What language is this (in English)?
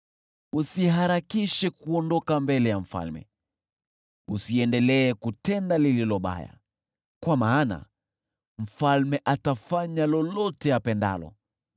Swahili